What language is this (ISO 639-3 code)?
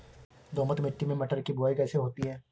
hin